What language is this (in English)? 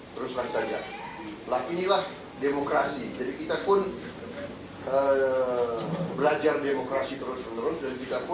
Indonesian